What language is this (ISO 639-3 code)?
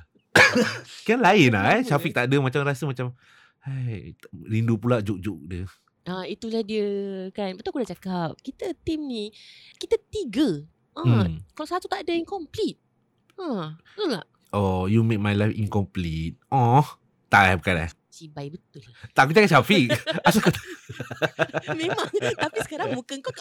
msa